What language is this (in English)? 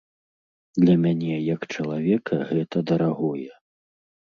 Belarusian